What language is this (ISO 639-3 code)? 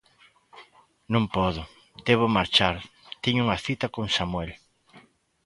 glg